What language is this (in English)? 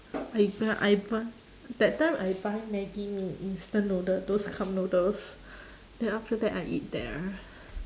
English